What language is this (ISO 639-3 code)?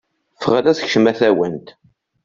kab